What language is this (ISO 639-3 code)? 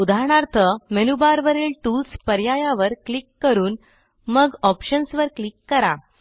mar